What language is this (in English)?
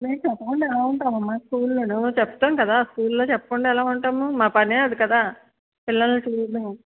Telugu